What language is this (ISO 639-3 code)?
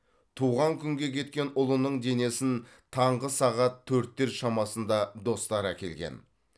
kaz